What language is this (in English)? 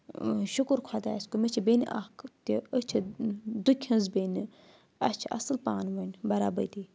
Kashmiri